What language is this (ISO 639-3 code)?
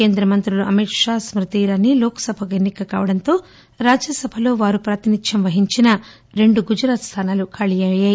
tel